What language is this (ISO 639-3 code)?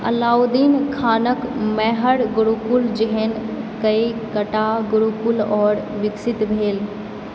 mai